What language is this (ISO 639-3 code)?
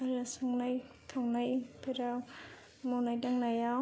brx